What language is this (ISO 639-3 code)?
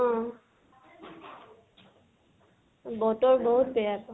asm